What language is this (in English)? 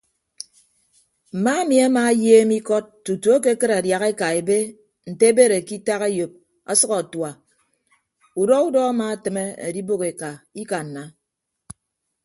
Ibibio